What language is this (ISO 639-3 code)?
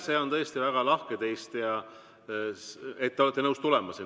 est